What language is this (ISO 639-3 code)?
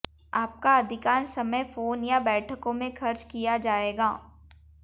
hin